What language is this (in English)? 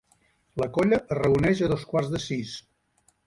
Catalan